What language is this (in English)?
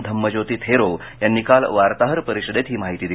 Marathi